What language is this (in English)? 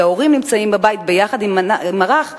Hebrew